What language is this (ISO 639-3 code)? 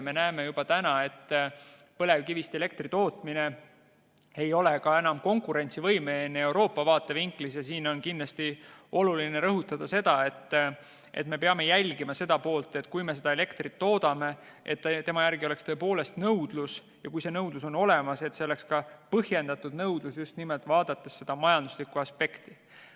est